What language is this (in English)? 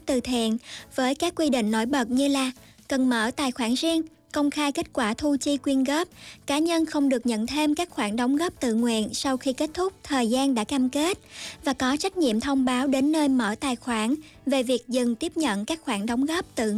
Vietnamese